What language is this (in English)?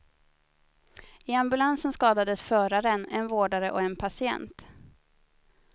Swedish